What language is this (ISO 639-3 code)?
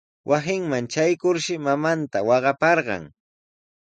qws